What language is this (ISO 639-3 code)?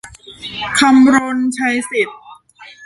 tha